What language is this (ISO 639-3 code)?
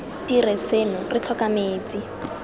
tsn